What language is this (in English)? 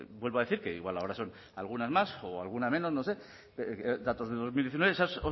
Spanish